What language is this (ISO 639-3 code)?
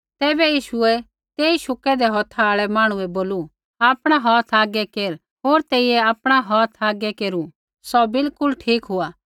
kfx